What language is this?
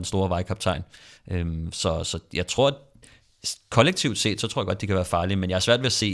Danish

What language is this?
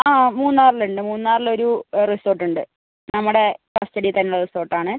Malayalam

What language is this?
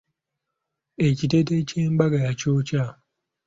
Ganda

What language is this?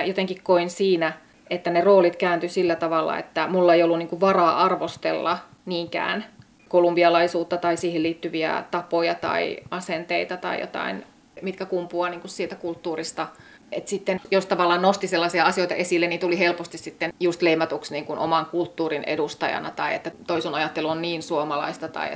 Finnish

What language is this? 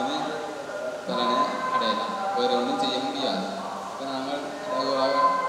Indonesian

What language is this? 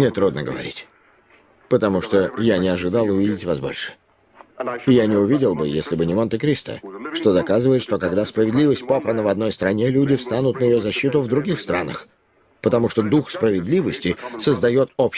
Russian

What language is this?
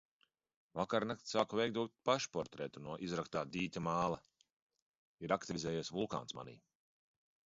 Latvian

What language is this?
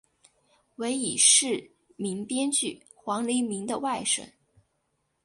Chinese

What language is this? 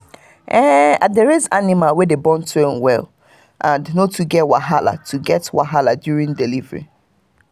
Nigerian Pidgin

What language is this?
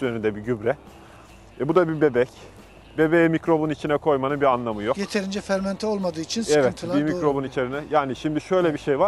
Turkish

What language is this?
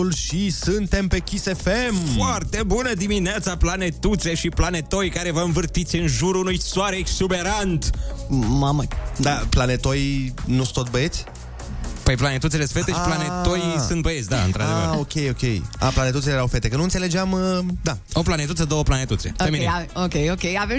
Romanian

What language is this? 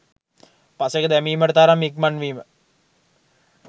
Sinhala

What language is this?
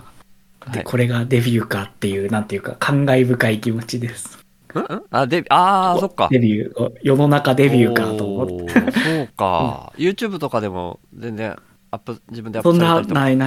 Japanese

